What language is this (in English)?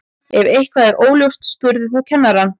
Icelandic